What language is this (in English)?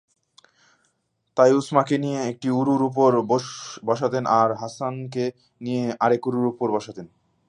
Bangla